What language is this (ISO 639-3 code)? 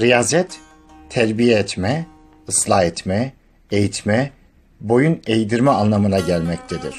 tur